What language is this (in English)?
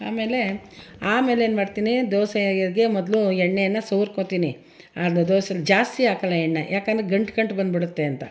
Kannada